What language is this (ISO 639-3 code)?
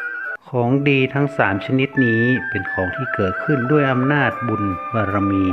tha